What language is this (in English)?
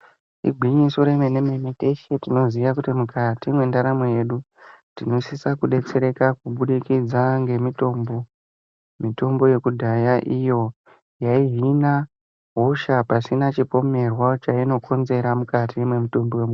Ndau